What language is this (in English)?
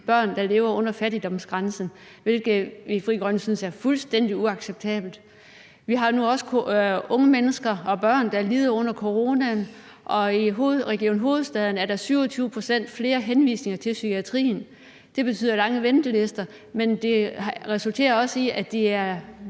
Danish